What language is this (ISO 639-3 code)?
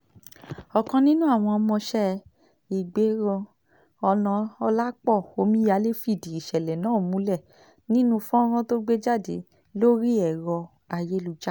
yor